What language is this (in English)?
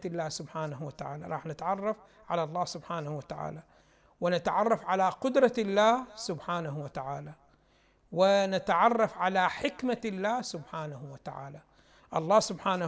Arabic